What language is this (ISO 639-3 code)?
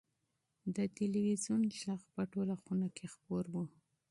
pus